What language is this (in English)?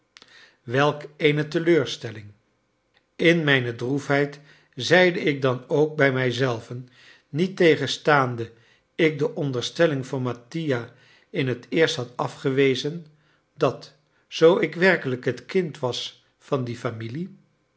Dutch